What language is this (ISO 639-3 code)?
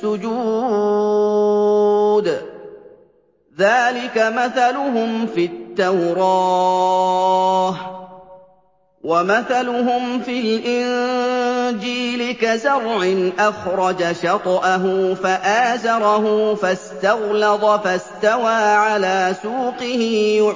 ara